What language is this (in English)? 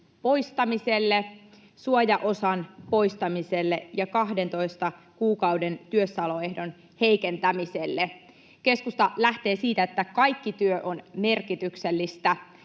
Finnish